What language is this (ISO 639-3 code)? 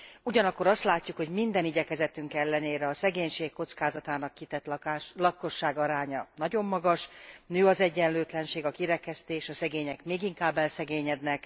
hun